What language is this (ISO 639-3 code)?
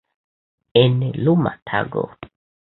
epo